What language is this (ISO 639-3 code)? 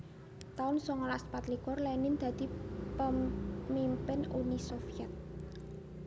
jav